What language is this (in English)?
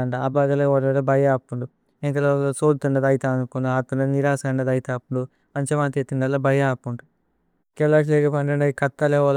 Tulu